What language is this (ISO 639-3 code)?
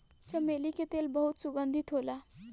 bho